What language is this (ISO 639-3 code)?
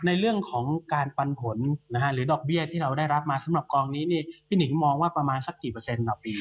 tha